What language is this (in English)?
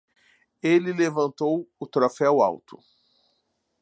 Portuguese